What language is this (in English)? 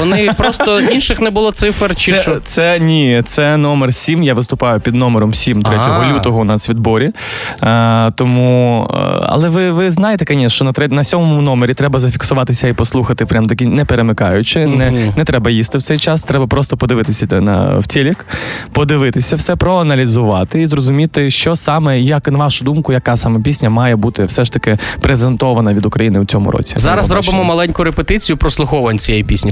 Ukrainian